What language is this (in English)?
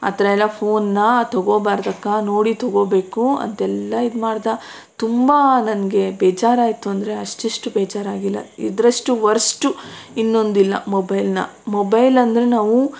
Kannada